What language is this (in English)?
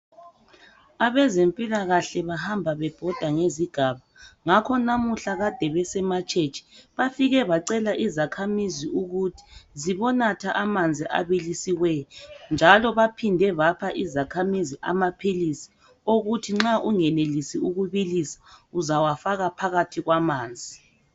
North Ndebele